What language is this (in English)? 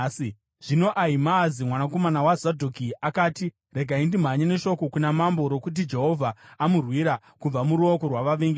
Shona